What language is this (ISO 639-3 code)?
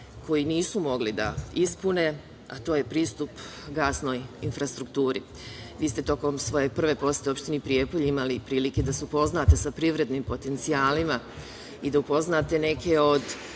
srp